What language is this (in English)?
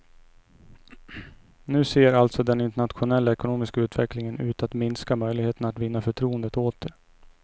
Swedish